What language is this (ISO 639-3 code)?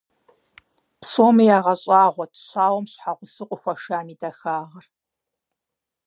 kbd